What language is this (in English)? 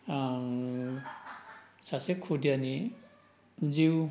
Bodo